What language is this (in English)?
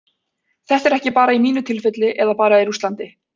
Icelandic